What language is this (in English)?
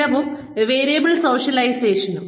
Malayalam